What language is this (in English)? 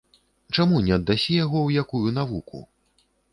Belarusian